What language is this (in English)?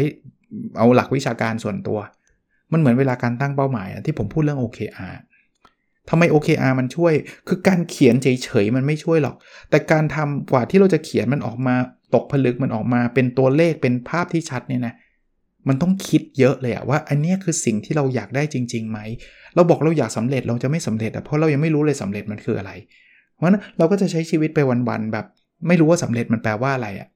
Thai